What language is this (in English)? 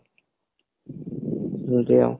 Odia